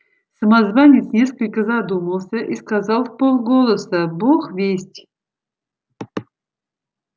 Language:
Russian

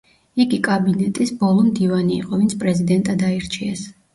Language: Georgian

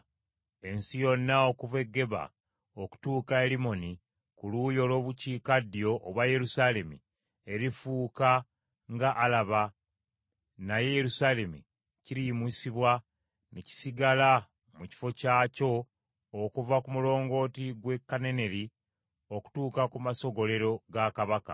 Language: Ganda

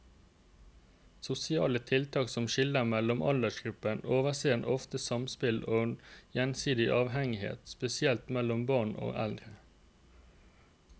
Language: Norwegian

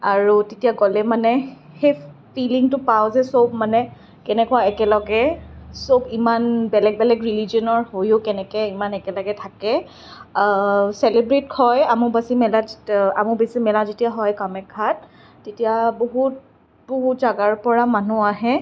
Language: Assamese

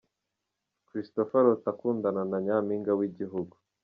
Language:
Kinyarwanda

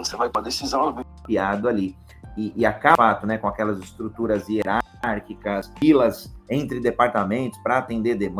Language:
Portuguese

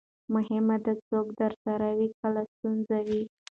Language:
Pashto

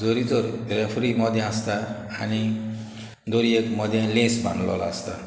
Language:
Konkani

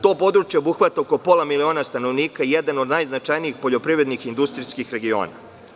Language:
Serbian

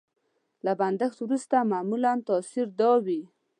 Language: Pashto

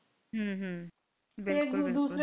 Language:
Punjabi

